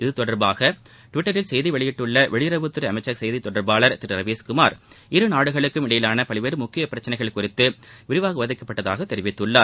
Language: Tamil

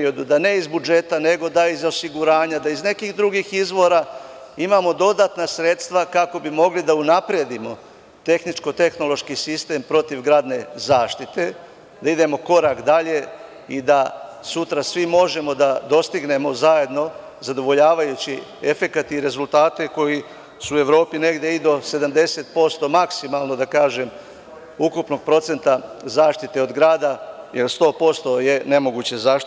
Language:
Serbian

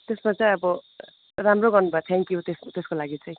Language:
Nepali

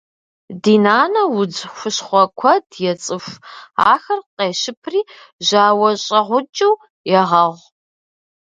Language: Kabardian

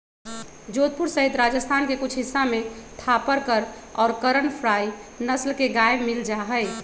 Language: Magahi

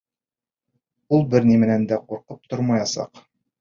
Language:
Bashkir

